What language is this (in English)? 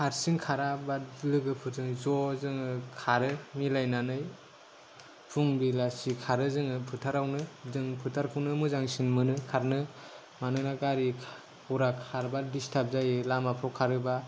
Bodo